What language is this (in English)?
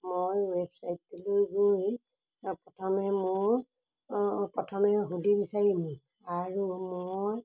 Assamese